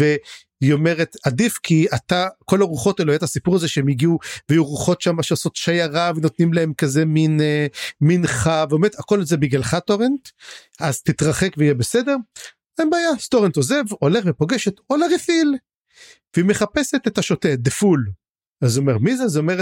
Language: Hebrew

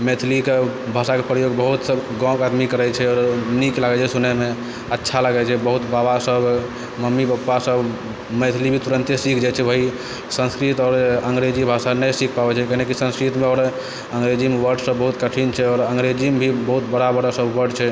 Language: Maithili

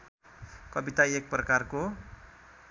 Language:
Nepali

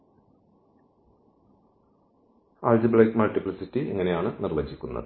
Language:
Malayalam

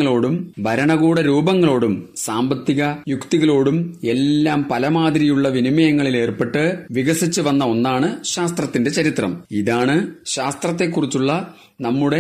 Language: Malayalam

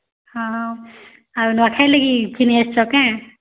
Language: Odia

